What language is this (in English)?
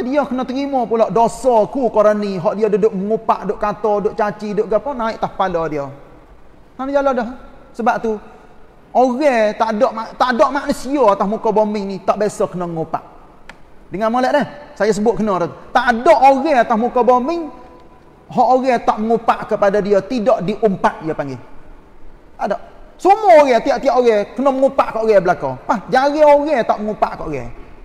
Malay